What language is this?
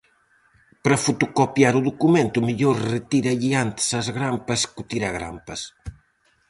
Galician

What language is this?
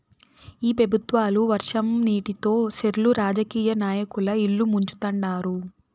Telugu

